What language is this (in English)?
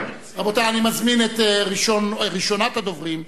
Hebrew